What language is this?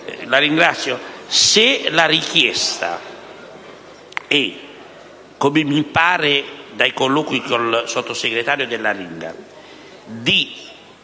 Italian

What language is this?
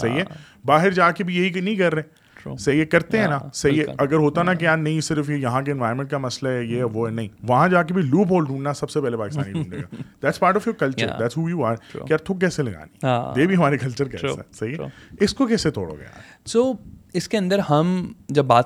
Urdu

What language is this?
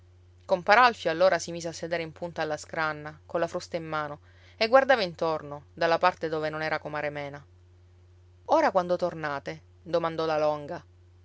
Italian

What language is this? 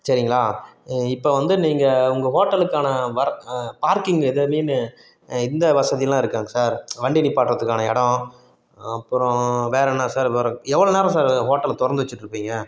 Tamil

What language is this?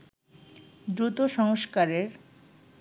Bangla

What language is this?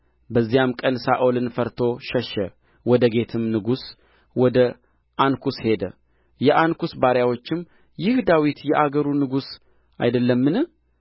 Amharic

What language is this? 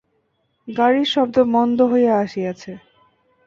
Bangla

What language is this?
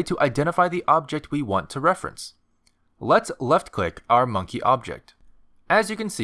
English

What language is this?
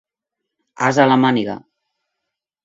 Catalan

